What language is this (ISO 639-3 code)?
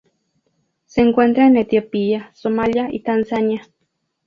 spa